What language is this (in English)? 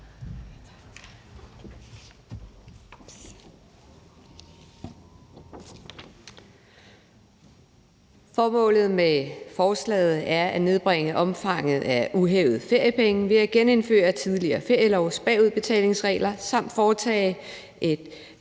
Danish